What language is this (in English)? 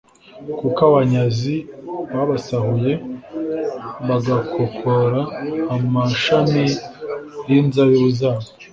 Kinyarwanda